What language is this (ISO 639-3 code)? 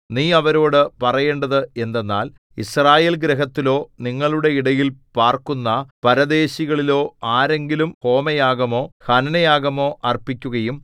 mal